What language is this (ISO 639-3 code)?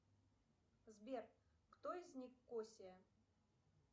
rus